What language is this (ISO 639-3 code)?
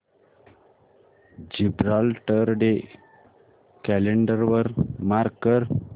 mar